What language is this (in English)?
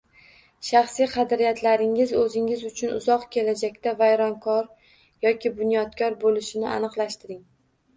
Uzbek